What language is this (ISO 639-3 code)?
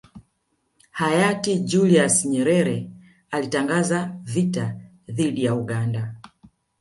swa